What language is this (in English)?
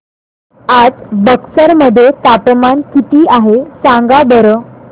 Marathi